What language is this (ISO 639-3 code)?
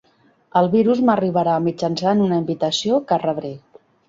cat